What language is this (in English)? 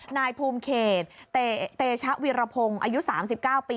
Thai